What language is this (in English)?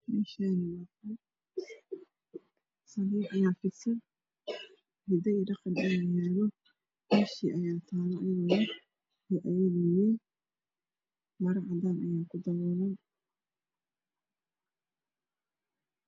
Somali